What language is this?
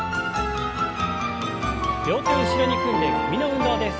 Japanese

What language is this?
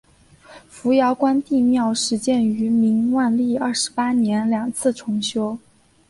Chinese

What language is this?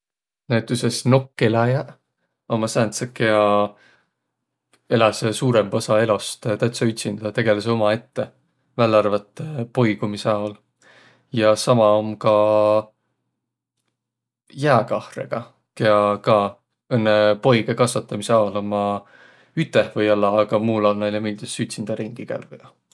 Võro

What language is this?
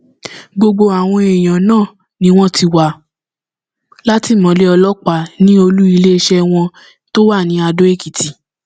Yoruba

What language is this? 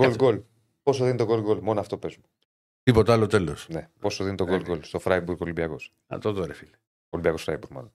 Greek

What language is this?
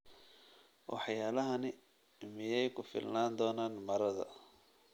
Somali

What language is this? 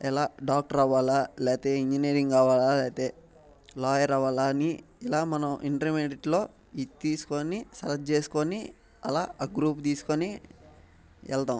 Telugu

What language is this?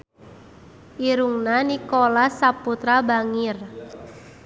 Sundanese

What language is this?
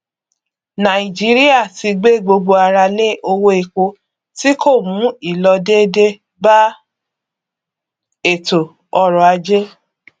Yoruba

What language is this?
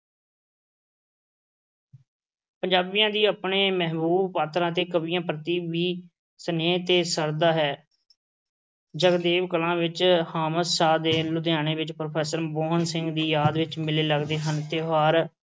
Punjabi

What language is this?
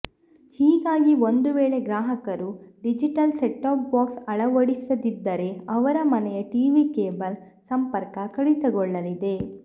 Kannada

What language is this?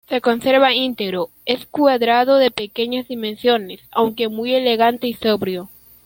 Spanish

